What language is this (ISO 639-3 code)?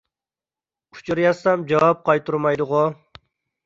uig